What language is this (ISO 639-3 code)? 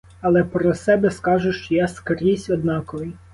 ukr